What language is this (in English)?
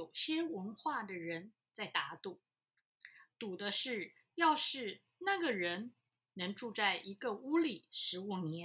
Chinese